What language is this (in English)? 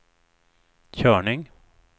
Swedish